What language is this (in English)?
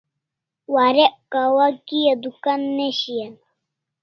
Kalasha